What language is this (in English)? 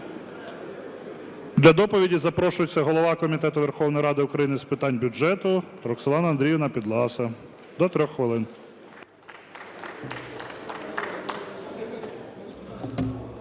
Ukrainian